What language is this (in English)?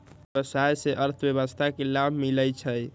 Magahi